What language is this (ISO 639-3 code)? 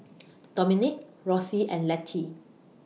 eng